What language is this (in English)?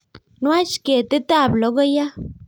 Kalenjin